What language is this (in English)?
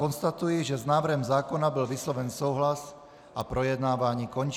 Czech